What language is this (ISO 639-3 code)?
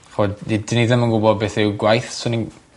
cym